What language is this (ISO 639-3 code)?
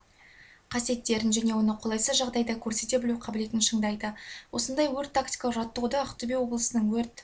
kaz